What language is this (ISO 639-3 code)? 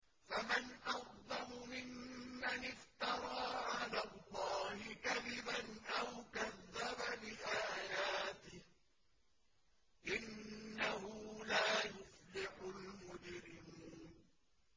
ara